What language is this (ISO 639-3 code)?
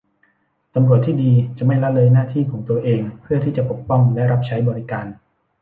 tha